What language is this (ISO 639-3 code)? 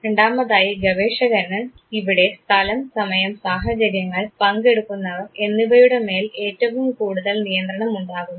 mal